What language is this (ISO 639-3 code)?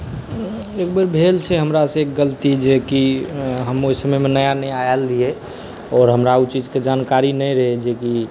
mai